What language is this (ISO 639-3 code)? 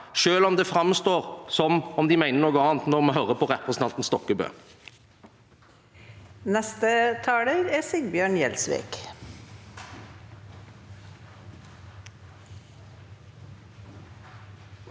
nor